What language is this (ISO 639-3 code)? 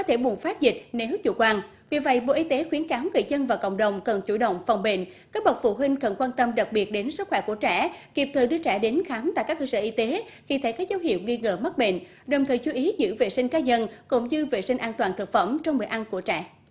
vie